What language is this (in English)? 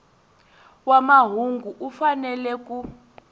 Tsonga